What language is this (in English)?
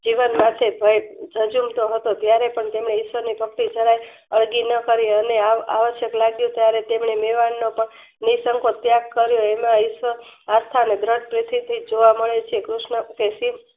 Gujarati